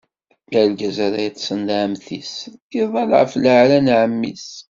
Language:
Kabyle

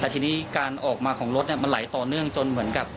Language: Thai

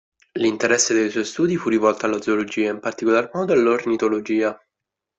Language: Italian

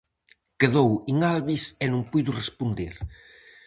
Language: Galician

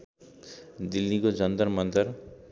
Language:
Nepali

